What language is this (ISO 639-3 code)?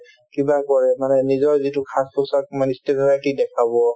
asm